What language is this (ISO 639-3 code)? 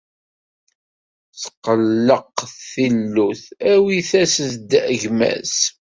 kab